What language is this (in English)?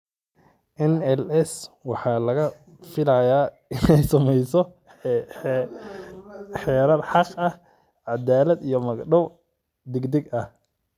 Somali